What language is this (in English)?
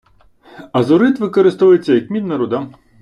Ukrainian